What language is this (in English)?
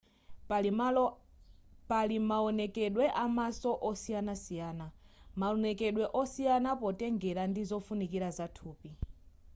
Nyanja